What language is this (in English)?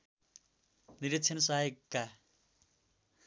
Nepali